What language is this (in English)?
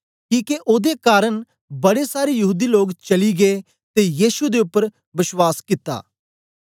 Dogri